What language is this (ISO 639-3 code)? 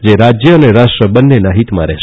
guj